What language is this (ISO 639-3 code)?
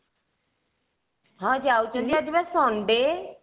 ori